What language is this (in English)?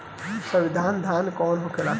Bhojpuri